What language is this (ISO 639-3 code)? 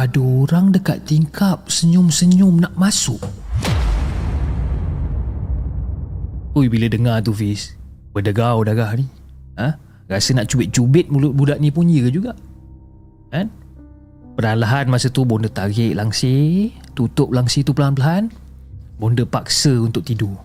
msa